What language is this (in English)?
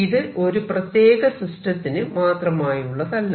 Malayalam